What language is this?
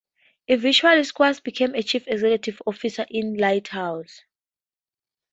English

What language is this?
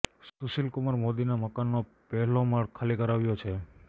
Gujarati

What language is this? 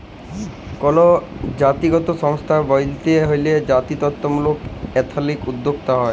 Bangla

